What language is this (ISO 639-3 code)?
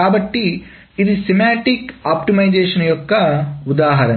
tel